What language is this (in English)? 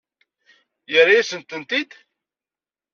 Kabyle